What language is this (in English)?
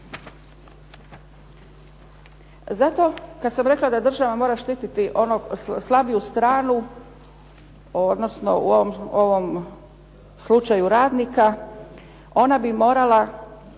Croatian